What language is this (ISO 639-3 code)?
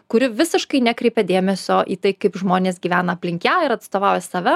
lit